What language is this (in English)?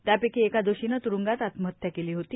Marathi